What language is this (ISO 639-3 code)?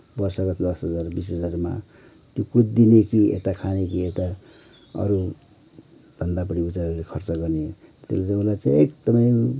nep